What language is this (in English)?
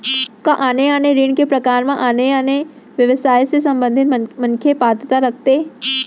Chhattisgarhi